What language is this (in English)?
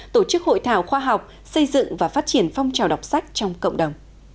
Vietnamese